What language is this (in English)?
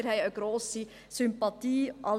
Swiss German